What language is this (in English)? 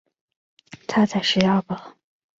Chinese